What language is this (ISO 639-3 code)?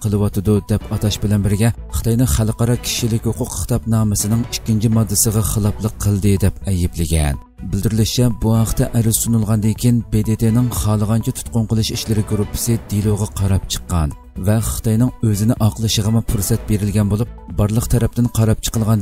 tur